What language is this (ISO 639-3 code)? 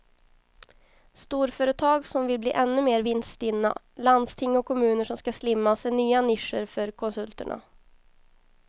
swe